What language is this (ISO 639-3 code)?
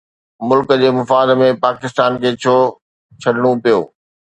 snd